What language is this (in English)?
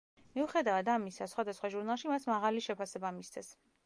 Georgian